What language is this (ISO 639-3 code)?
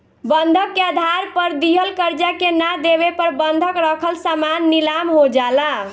bho